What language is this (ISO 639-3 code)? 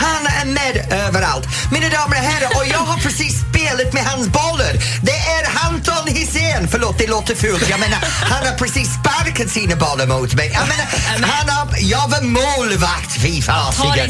swe